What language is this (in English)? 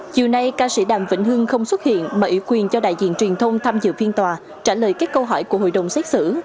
Vietnamese